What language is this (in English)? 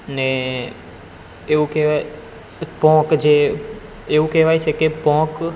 Gujarati